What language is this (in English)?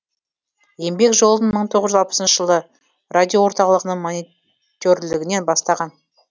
Kazakh